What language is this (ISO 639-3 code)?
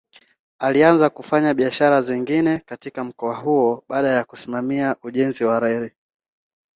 swa